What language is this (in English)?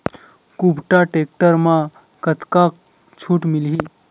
Chhattisgarhi